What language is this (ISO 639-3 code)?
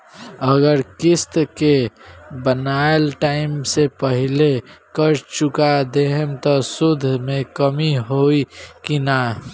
bho